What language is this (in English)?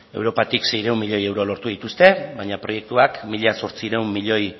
Basque